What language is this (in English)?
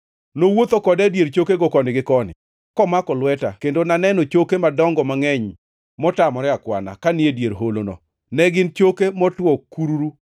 Luo (Kenya and Tanzania)